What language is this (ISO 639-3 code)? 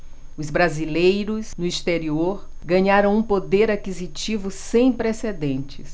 por